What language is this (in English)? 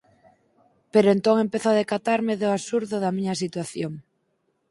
Galician